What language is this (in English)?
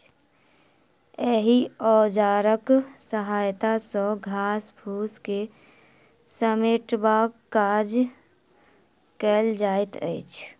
Maithili